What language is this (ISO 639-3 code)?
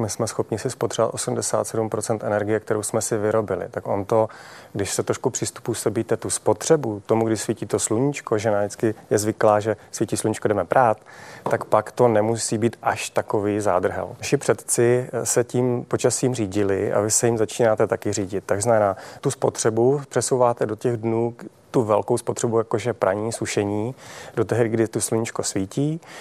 ces